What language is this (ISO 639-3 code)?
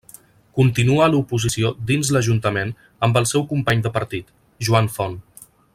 cat